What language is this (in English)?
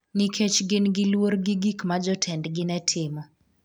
Luo (Kenya and Tanzania)